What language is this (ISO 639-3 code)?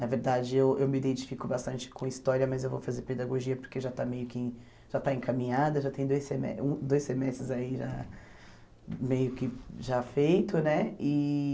por